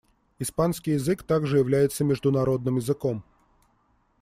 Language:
Russian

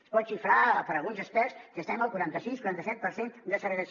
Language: Catalan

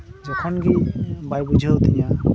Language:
Santali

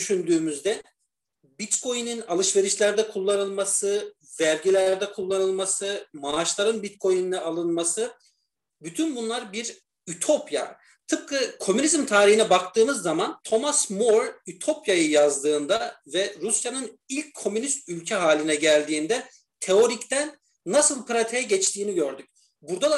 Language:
Turkish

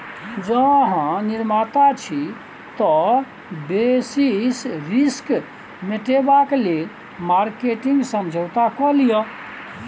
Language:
Maithili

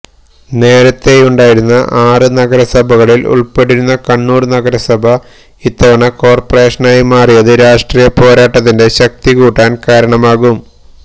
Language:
Malayalam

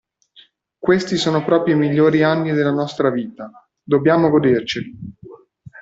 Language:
Italian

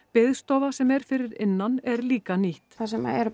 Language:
Icelandic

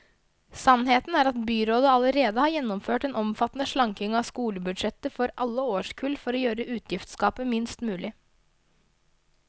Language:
Norwegian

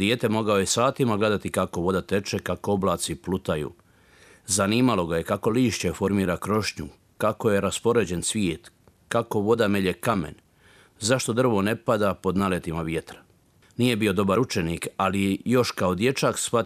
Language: Croatian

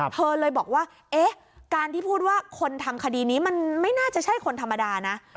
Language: Thai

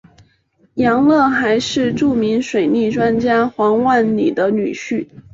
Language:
Chinese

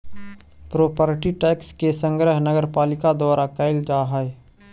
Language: Magahi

